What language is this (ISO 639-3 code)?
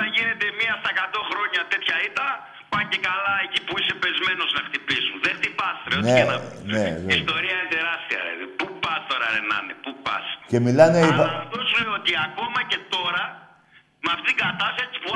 ell